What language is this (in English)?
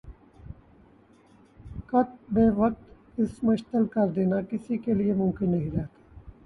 Urdu